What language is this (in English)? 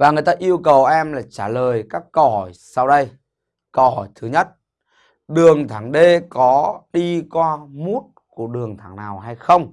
Vietnamese